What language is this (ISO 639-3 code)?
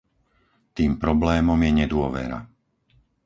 slk